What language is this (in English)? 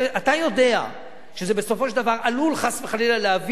Hebrew